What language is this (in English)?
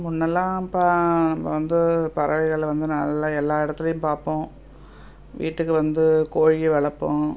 Tamil